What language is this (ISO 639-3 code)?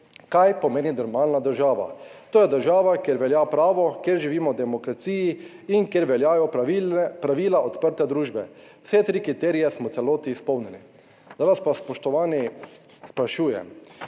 slv